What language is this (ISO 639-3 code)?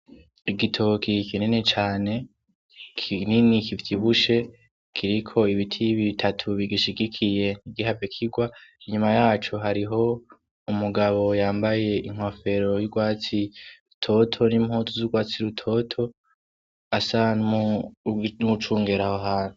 run